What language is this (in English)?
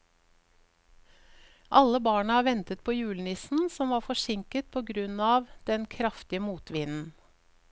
Norwegian